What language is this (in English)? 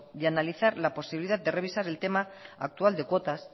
Spanish